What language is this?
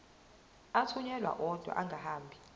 Zulu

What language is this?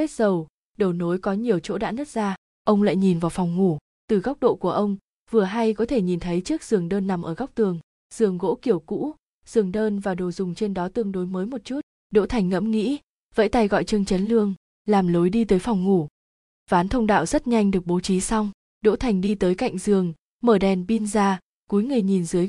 Vietnamese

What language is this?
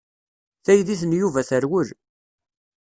Kabyle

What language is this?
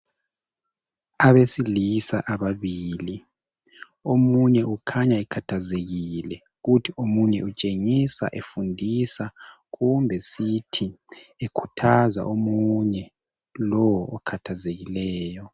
North Ndebele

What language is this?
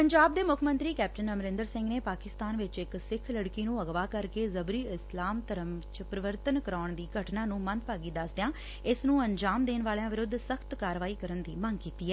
Punjabi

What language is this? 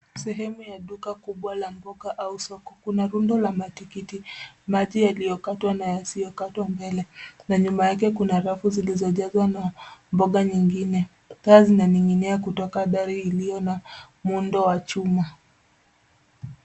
Swahili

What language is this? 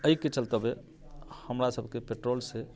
Maithili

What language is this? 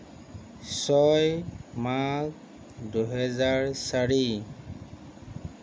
Assamese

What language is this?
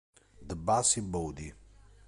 Italian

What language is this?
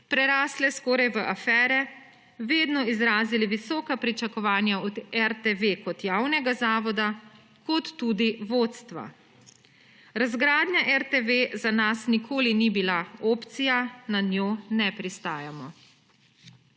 Slovenian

